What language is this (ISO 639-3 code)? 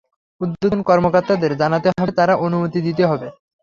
ben